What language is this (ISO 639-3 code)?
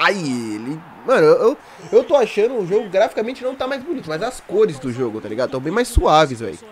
por